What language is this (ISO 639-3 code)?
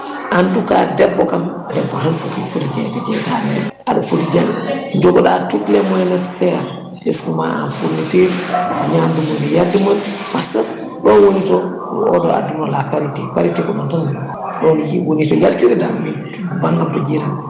ful